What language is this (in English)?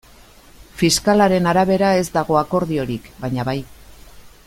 Basque